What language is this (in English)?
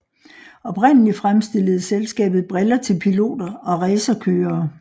Danish